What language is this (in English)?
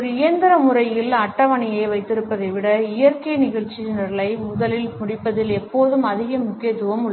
Tamil